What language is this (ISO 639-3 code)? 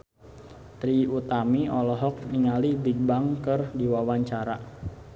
sun